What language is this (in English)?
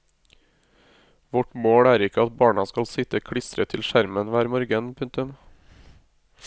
Norwegian